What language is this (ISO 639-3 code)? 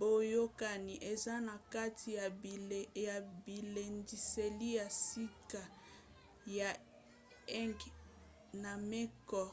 lin